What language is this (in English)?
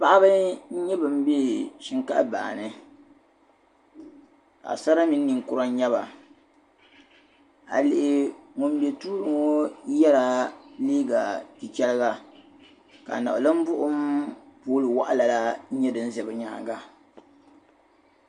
Dagbani